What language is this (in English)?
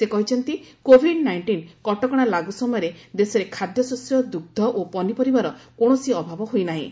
Odia